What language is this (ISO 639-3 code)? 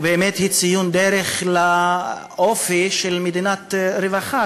heb